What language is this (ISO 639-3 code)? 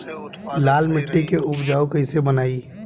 bho